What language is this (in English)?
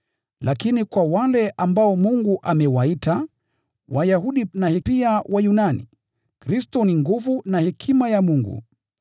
Swahili